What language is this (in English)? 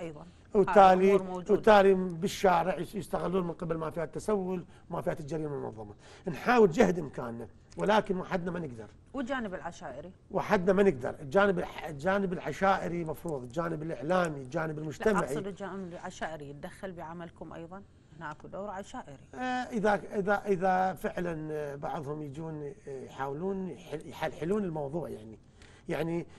Arabic